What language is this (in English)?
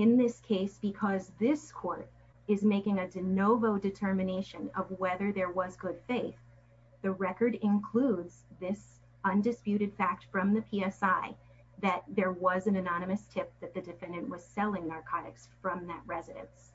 English